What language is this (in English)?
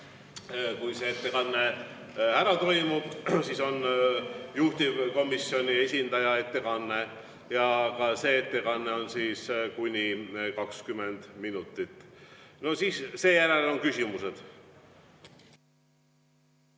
Estonian